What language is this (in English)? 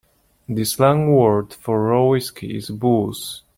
English